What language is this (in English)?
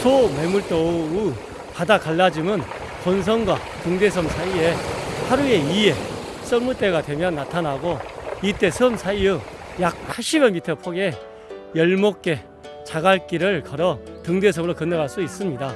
Korean